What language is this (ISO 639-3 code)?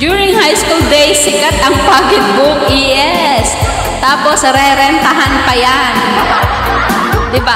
fil